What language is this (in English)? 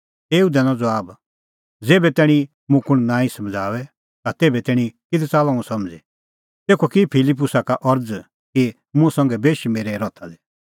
Kullu Pahari